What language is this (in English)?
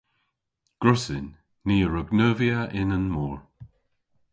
Cornish